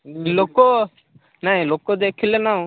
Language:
Odia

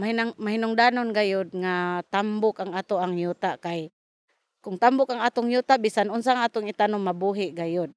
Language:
Filipino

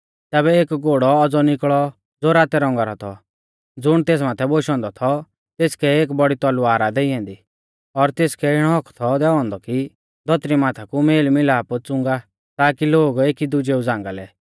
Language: Mahasu Pahari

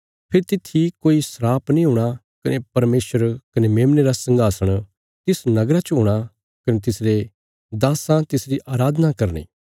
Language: Bilaspuri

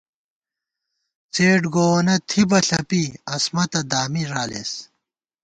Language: Gawar-Bati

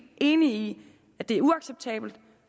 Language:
Danish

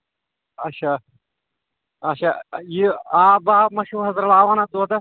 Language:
Kashmiri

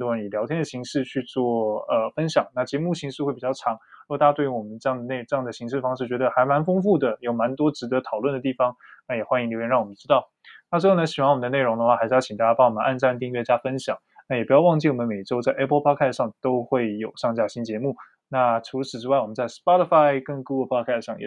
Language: Chinese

